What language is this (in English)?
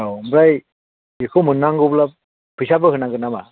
Bodo